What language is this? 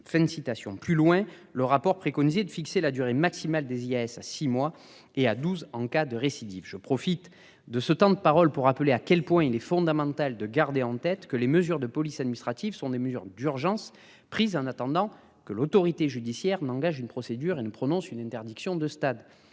French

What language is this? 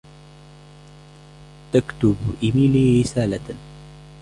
Arabic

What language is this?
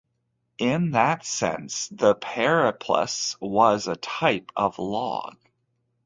English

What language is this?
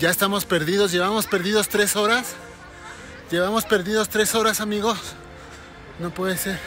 Spanish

